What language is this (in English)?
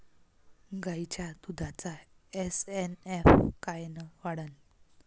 Marathi